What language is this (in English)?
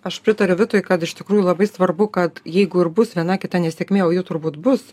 Lithuanian